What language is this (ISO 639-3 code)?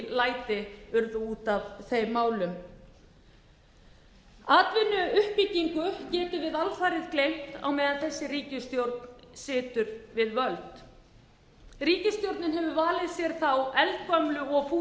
isl